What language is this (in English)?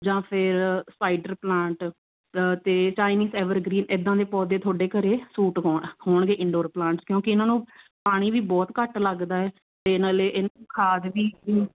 Punjabi